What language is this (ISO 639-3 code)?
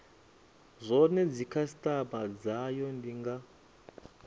ven